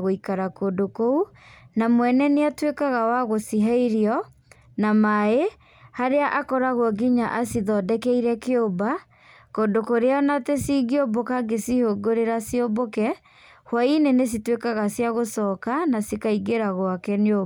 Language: Kikuyu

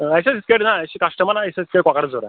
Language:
Kashmiri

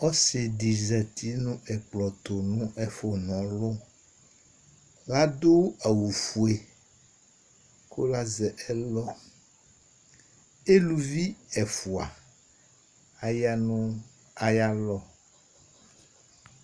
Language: Ikposo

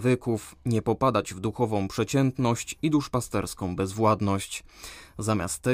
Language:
Polish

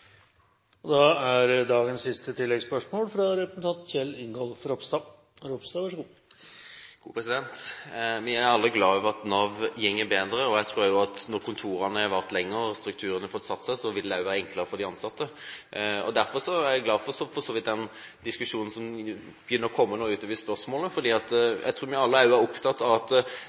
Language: Norwegian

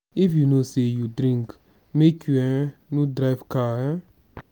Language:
Nigerian Pidgin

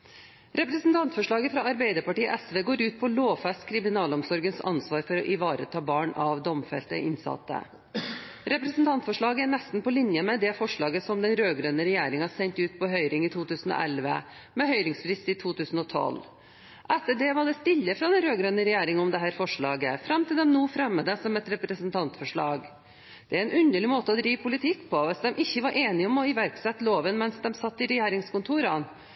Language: Norwegian Bokmål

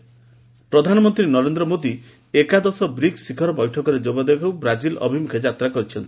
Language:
Odia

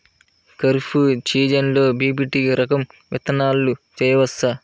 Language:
Telugu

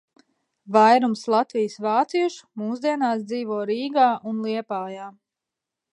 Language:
Latvian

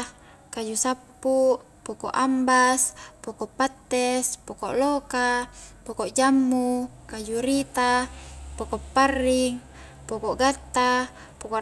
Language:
Highland Konjo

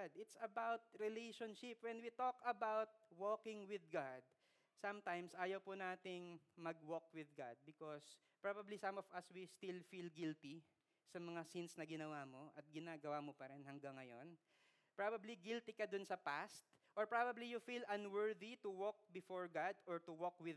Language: Filipino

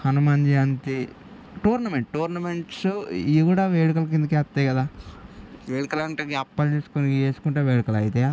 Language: Telugu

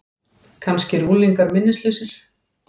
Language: Icelandic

